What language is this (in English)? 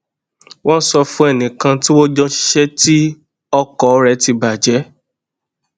Yoruba